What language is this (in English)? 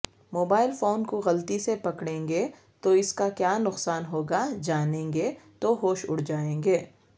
Urdu